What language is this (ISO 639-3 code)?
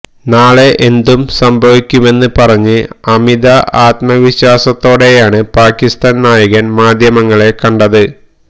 mal